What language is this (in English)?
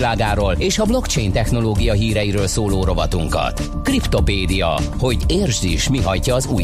Hungarian